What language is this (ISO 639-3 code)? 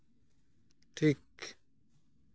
sat